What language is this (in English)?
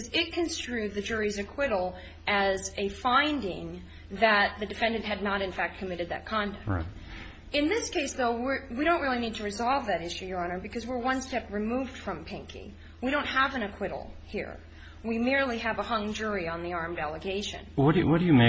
English